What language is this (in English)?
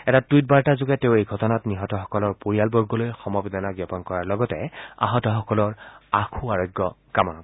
Assamese